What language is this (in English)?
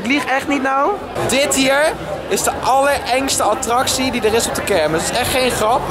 Dutch